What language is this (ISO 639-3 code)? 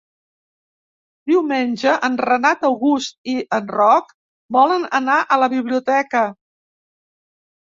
cat